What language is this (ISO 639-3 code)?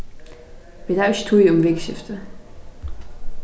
fao